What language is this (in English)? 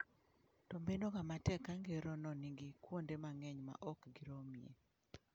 Luo (Kenya and Tanzania)